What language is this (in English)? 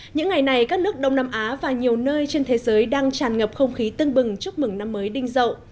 Vietnamese